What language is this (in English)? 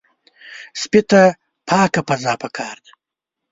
Pashto